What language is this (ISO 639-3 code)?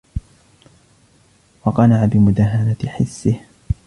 ara